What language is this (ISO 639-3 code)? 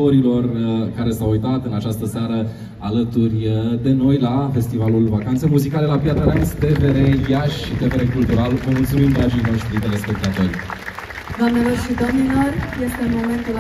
ron